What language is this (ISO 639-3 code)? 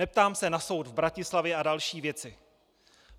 ces